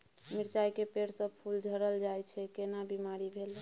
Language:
Maithili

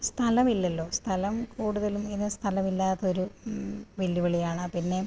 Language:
Malayalam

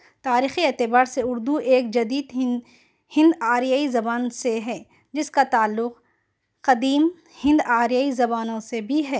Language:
Urdu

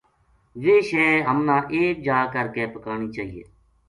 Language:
Gujari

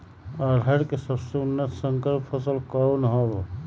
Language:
Magahi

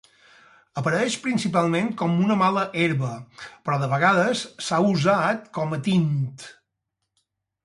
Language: Catalan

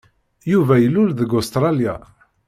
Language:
Kabyle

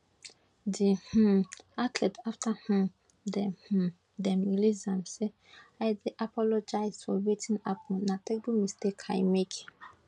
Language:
Nigerian Pidgin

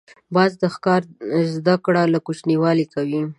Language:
Pashto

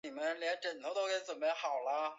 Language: Chinese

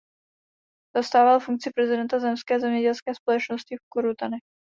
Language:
Czech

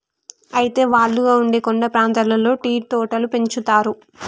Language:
Telugu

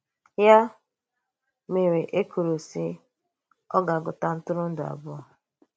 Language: Igbo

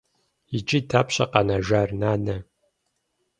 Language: Kabardian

